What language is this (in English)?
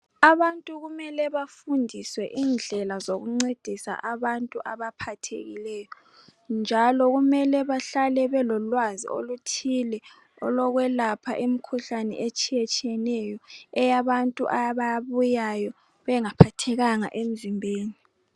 North Ndebele